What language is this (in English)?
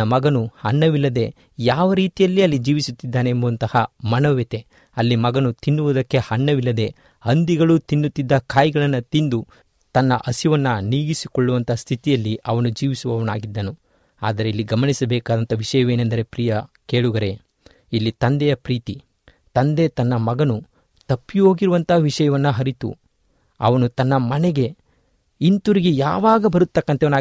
Kannada